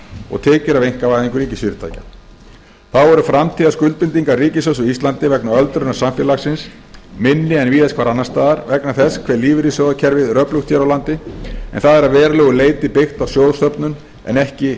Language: Icelandic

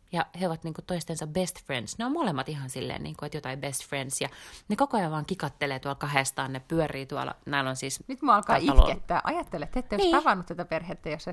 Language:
Finnish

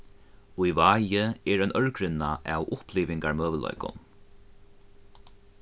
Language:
Faroese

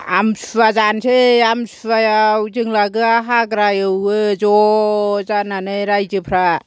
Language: Bodo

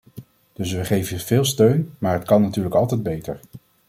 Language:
Dutch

